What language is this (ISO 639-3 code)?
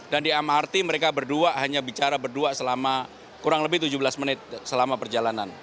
ind